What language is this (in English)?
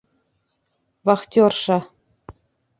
Bashkir